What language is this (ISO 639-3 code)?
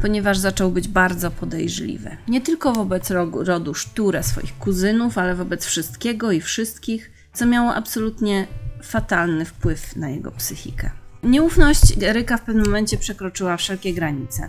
pol